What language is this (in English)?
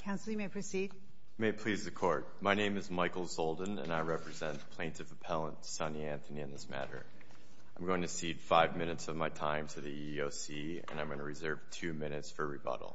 English